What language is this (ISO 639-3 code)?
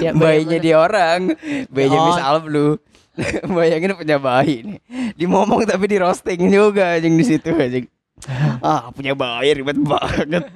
ind